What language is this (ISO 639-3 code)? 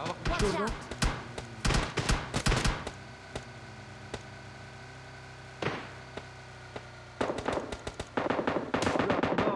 tur